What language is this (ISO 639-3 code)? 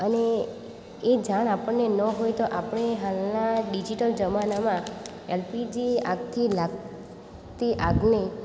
guj